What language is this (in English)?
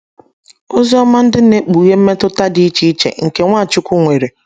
Igbo